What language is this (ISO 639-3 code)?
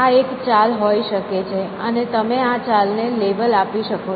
guj